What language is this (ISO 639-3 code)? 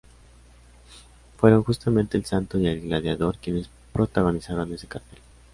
spa